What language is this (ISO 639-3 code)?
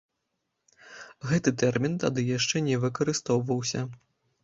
bel